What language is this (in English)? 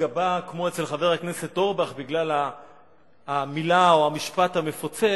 Hebrew